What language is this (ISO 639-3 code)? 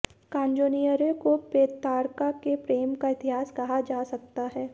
hin